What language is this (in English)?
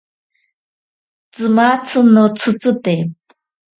Ashéninka Perené